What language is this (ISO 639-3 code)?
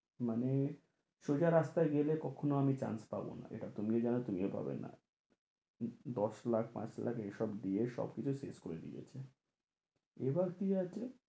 ben